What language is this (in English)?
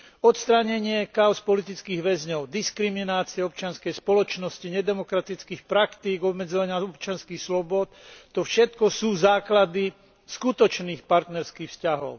Slovak